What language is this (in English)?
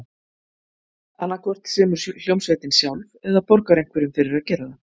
Icelandic